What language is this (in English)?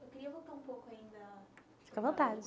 Portuguese